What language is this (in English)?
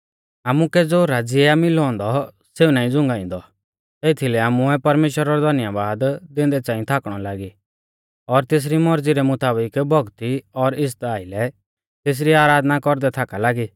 Mahasu Pahari